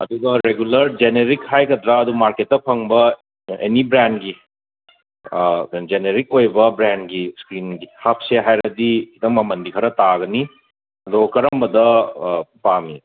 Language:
Manipuri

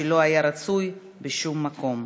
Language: Hebrew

